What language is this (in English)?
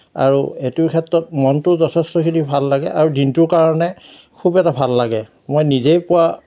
Assamese